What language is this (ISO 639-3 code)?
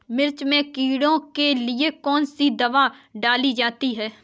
hin